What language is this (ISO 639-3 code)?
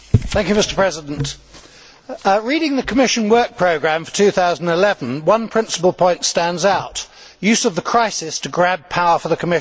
eng